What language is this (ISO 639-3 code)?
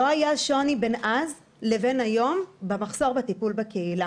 heb